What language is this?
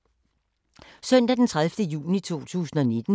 Danish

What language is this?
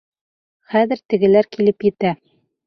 Bashkir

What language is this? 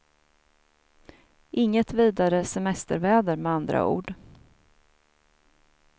Swedish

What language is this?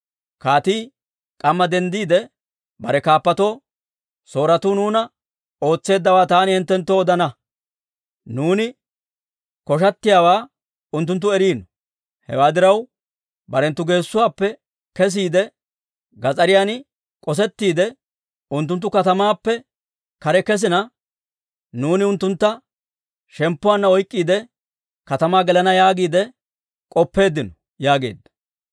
Dawro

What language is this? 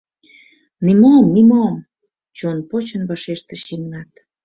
Mari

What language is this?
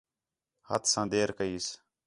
Khetrani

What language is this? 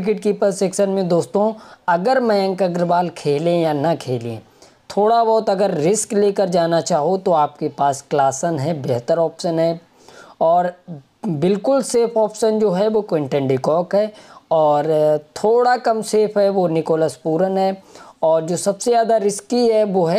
Hindi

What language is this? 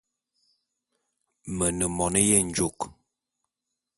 Bulu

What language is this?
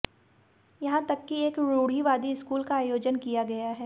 Hindi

